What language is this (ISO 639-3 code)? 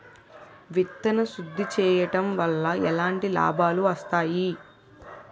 tel